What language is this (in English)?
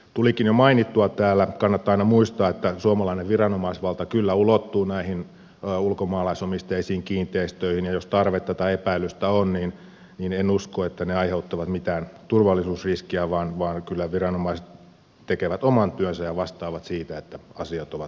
Finnish